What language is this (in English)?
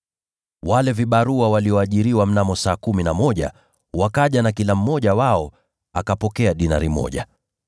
Swahili